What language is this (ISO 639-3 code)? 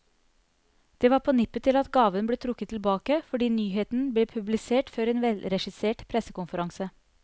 nor